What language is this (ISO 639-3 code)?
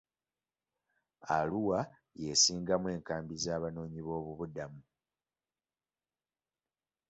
lug